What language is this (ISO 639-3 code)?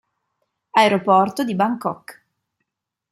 ita